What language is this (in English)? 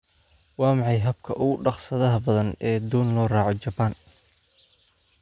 Somali